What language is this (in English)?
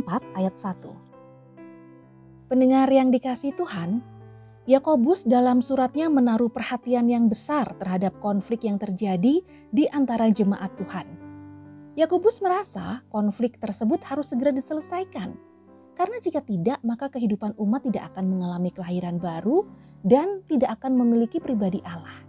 Indonesian